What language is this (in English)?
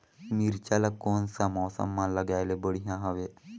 Chhattisgarhi